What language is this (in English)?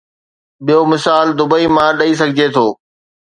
Sindhi